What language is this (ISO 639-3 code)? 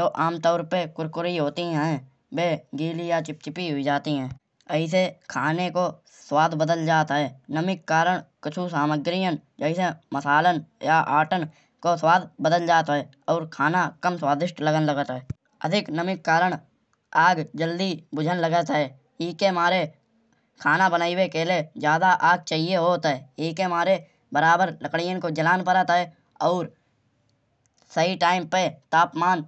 bjj